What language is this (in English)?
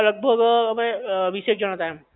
Gujarati